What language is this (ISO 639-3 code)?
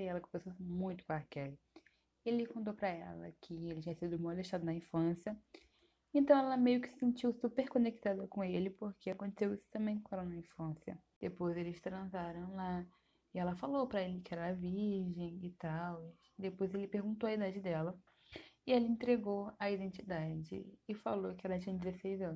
por